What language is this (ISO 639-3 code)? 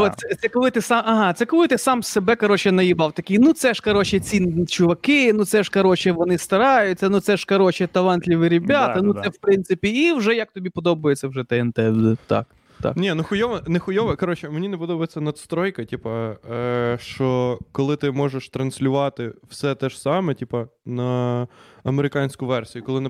ukr